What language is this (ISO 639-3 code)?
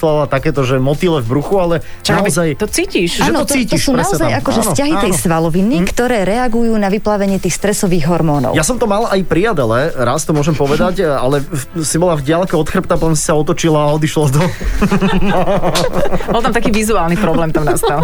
slk